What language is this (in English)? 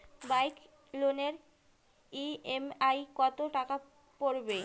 Bangla